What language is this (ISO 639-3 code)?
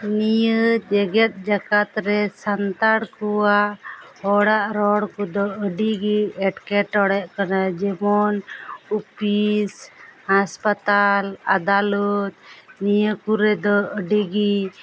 sat